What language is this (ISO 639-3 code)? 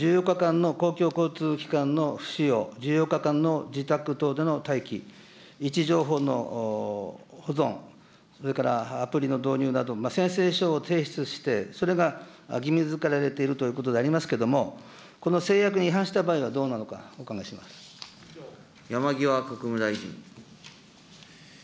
jpn